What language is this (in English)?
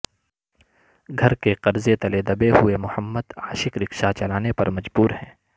Urdu